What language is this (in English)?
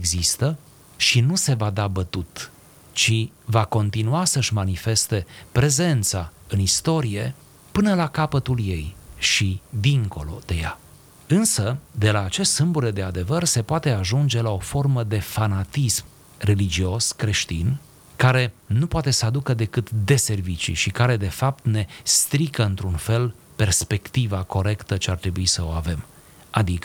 Romanian